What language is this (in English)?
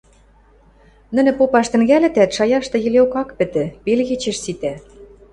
Western Mari